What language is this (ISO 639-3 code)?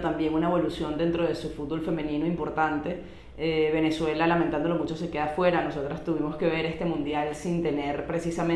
spa